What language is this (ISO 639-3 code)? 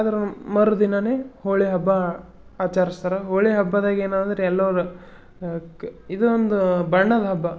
kan